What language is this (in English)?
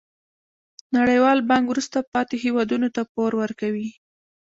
Pashto